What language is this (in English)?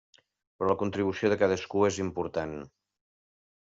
Catalan